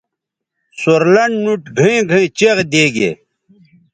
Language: Bateri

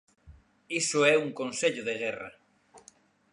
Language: Galician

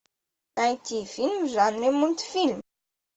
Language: Russian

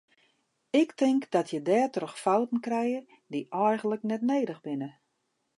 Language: Western Frisian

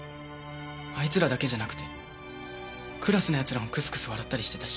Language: Japanese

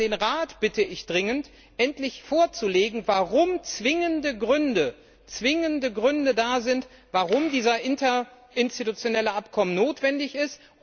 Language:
German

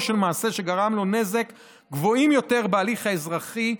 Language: Hebrew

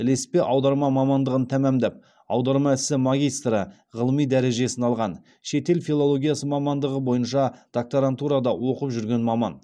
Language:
Kazakh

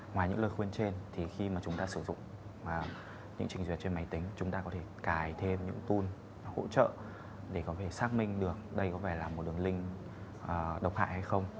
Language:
Vietnamese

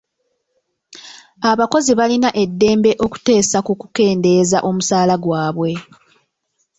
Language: Ganda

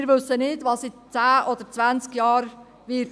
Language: Swiss German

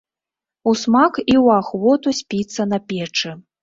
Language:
Belarusian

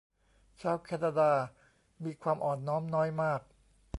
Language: Thai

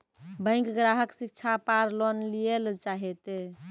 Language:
Maithili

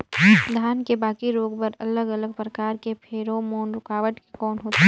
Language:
Chhattisgarhi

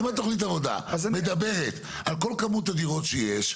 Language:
Hebrew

